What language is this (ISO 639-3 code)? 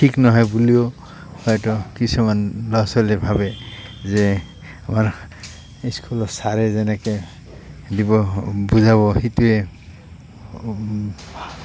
asm